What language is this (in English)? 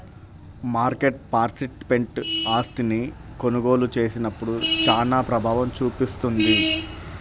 Telugu